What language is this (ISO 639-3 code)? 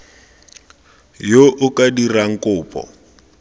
tsn